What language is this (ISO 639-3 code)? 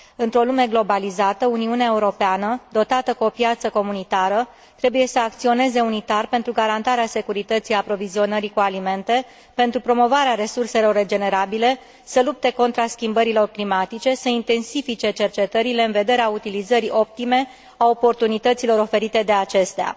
ron